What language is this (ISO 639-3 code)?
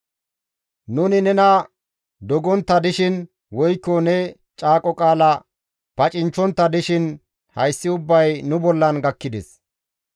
gmv